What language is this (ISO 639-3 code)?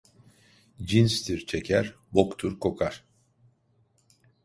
tur